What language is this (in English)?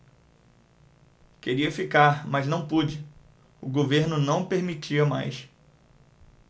Portuguese